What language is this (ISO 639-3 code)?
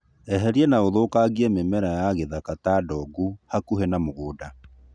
kik